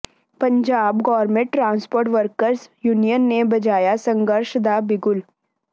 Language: Punjabi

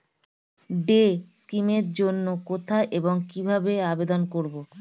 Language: Bangla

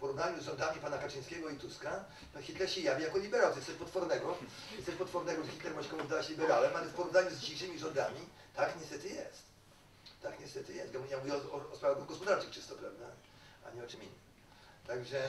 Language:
Polish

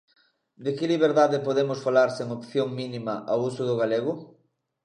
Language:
Galician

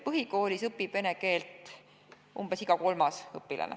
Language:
Estonian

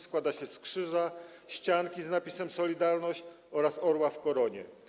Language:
Polish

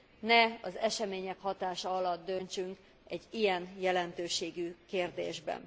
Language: Hungarian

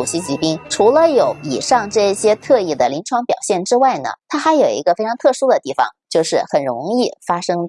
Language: Chinese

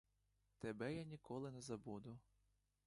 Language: Ukrainian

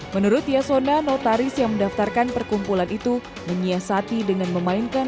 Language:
Indonesian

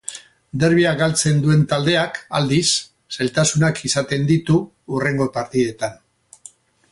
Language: Basque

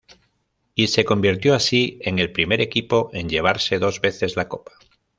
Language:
Spanish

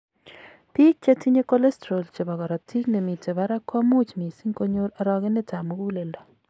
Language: Kalenjin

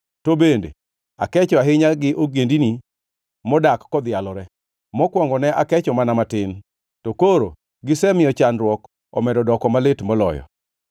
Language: Luo (Kenya and Tanzania)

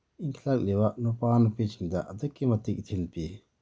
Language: Manipuri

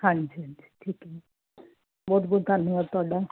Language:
Punjabi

